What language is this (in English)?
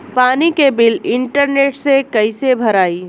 Bhojpuri